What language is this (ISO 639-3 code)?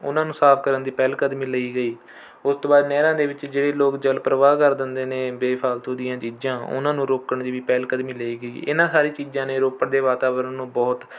pan